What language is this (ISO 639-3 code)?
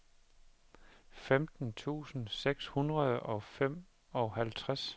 dan